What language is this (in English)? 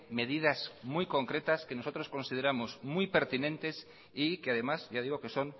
Spanish